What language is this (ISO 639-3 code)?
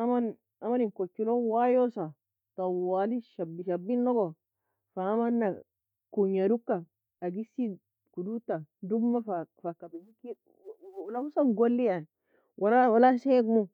fia